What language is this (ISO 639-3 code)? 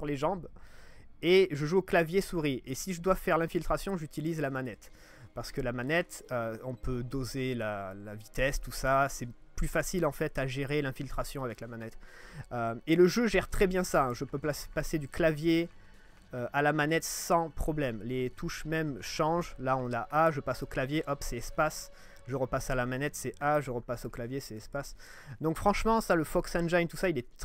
fra